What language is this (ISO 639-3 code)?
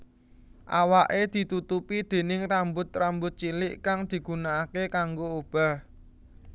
jav